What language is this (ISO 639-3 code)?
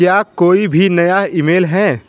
hin